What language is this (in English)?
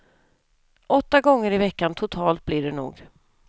Swedish